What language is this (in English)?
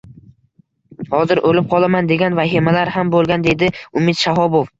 Uzbek